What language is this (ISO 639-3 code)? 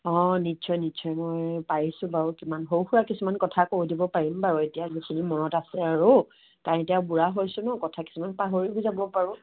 asm